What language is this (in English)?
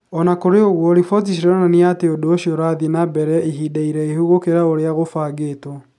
Kikuyu